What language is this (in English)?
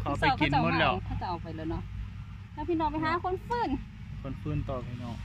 Thai